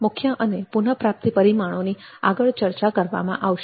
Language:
Gujarati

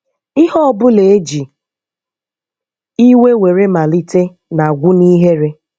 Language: Igbo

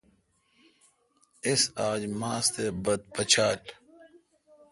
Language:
Kalkoti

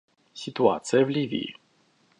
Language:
Russian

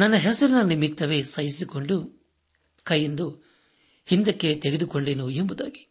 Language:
Kannada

